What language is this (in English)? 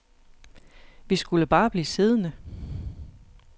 Danish